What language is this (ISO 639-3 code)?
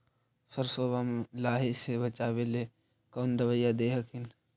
mag